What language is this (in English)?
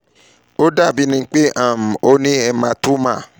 Yoruba